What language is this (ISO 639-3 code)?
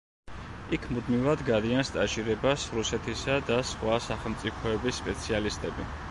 kat